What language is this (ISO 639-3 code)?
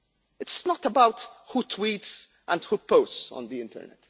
eng